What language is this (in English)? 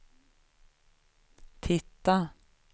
Swedish